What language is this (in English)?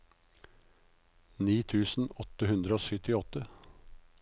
Norwegian